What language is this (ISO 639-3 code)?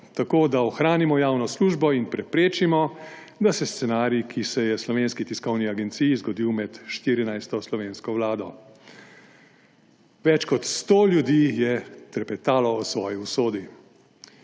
slv